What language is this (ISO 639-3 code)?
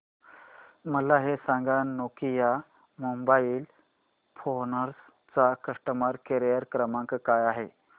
mar